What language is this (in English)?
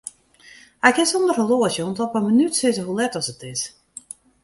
Western Frisian